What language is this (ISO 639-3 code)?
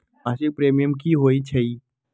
mag